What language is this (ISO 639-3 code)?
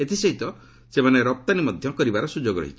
ori